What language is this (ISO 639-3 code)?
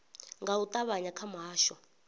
ven